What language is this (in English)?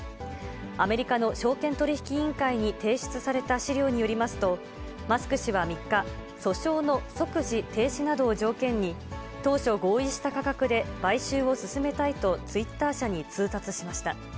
Japanese